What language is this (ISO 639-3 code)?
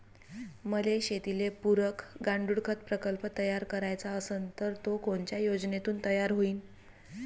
mar